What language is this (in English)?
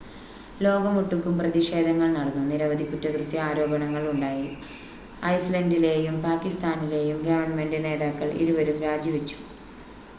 Malayalam